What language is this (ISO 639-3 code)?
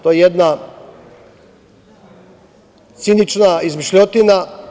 srp